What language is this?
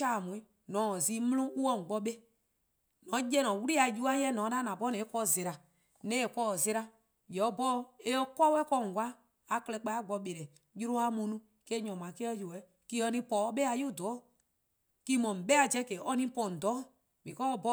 Eastern Krahn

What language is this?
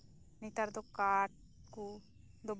Santali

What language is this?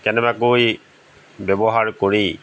Assamese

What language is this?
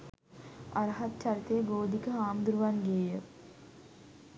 Sinhala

